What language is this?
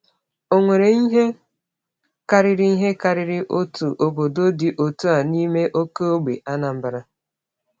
Igbo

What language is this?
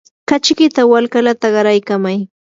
Yanahuanca Pasco Quechua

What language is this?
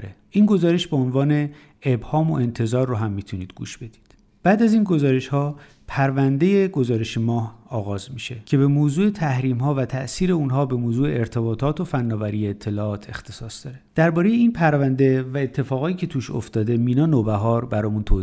Persian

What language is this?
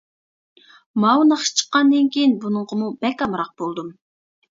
Uyghur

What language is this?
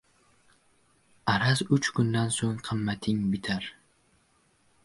Uzbek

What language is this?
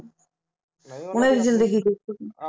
Punjabi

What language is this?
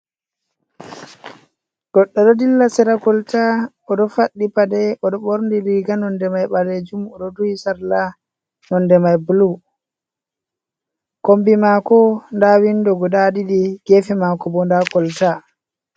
Fula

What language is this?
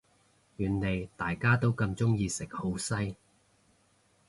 Cantonese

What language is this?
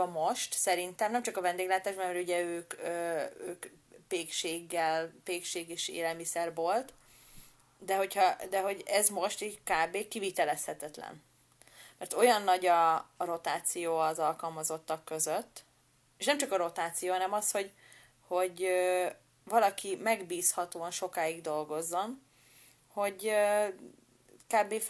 Hungarian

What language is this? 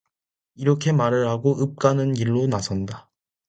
Korean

